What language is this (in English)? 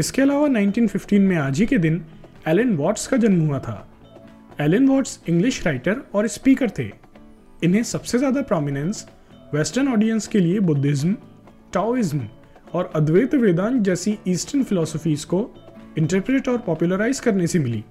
Hindi